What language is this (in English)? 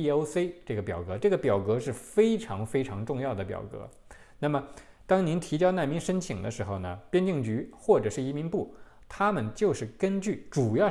Chinese